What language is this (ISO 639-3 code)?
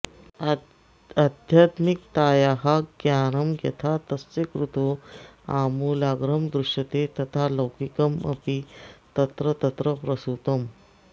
san